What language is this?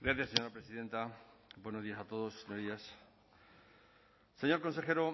Spanish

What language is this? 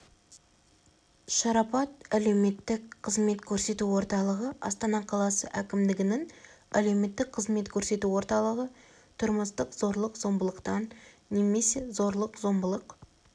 Kazakh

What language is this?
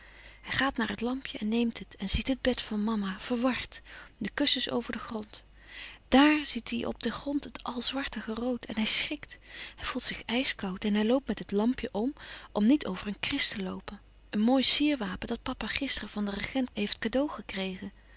Dutch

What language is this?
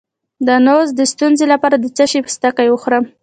Pashto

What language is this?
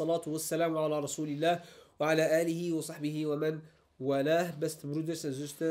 Dutch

